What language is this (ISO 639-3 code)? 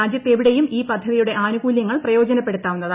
mal